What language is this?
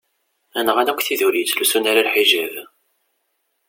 Kabyle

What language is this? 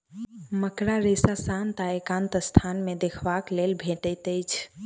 Maithili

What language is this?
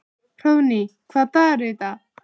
Icelandic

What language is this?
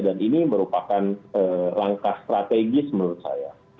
Indonesian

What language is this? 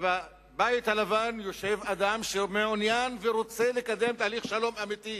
Hebrew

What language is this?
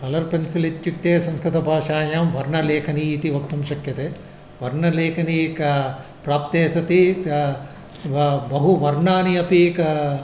Sanskrit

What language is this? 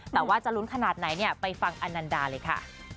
Thai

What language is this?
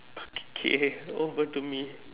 English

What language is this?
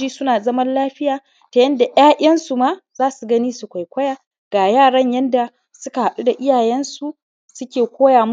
Hausa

